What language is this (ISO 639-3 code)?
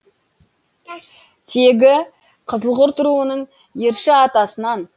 kaz